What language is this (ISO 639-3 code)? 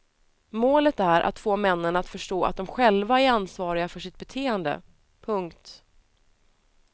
swe